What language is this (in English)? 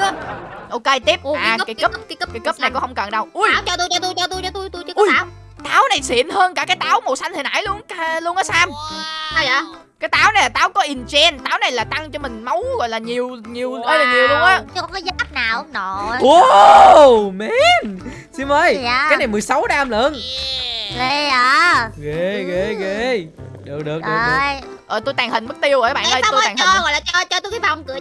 Vietnamese